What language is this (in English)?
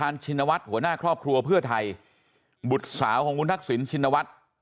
Thai